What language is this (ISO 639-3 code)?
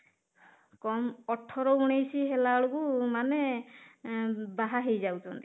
ori